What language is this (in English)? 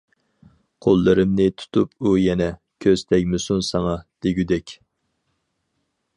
Uyghur